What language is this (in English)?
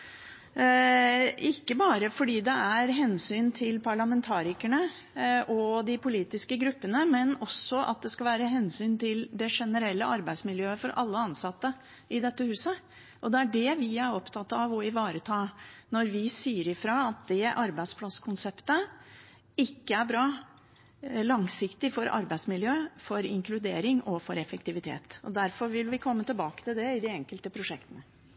Norwegian Bokmål